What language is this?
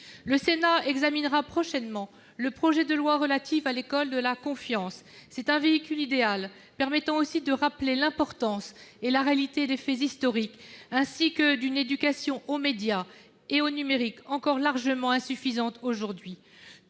French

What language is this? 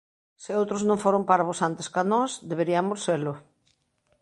Galician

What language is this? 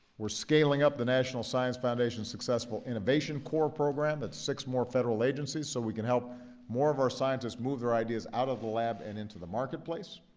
English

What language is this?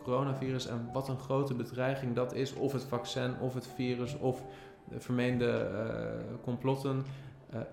Dutch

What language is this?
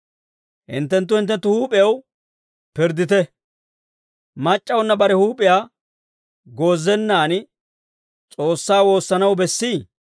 Dawro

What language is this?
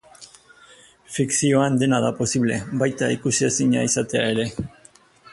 Basque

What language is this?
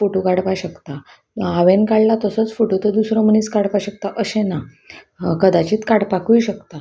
Konkani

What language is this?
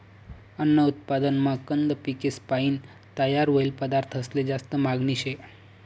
Marathi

